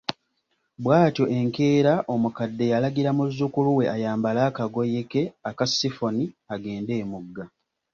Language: Ganda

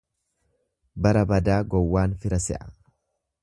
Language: Oromo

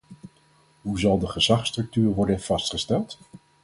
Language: Dutch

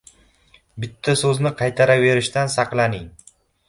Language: Uzbek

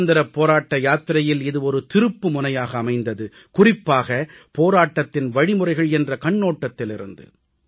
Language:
Tamil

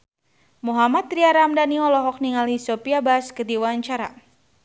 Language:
Sundanese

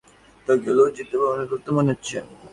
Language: Bangla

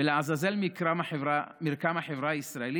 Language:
Hebrew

